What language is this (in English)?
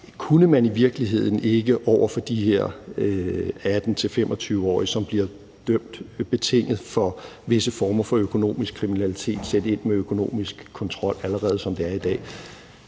Danish